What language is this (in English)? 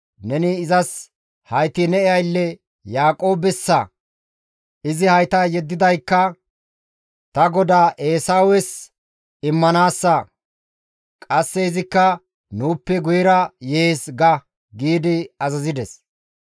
Gamo